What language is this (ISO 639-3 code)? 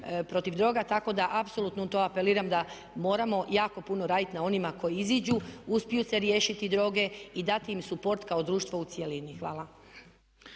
hrv